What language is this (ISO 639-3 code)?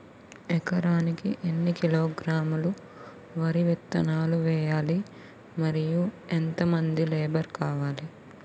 tel